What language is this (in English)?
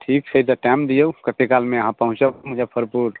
Maithili